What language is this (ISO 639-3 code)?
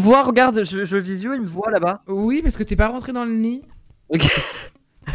fra